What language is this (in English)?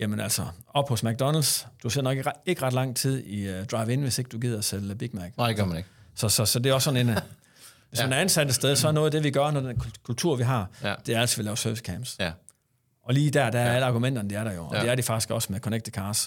Danish